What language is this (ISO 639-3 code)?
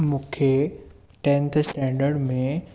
snd